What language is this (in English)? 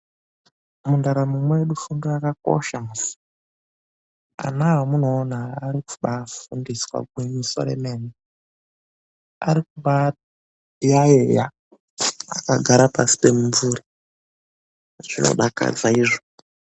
Ndau